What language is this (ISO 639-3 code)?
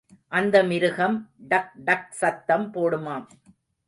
tam